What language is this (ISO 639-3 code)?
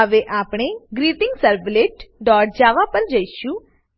guj